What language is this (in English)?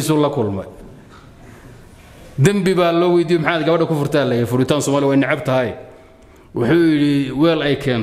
Arabic